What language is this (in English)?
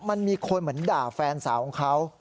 Thai